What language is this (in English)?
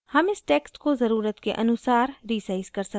Hindi